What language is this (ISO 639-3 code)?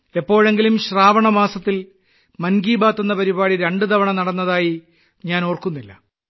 mal